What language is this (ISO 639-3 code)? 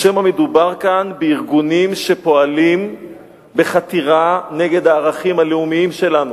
heb